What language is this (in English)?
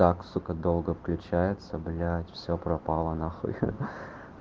Russian